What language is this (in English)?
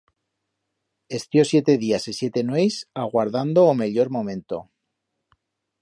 Aragonese